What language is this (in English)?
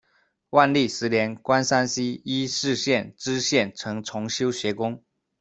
Chinese